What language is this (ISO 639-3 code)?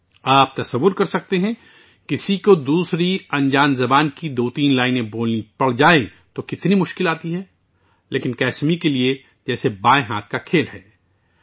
urd